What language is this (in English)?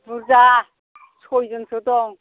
Bodo